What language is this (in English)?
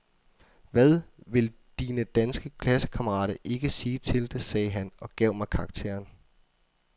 Danish